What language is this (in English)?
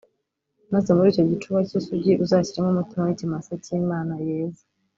Kinyarwanda